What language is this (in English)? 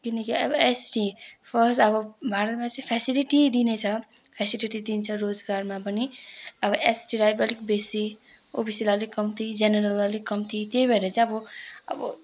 Nepali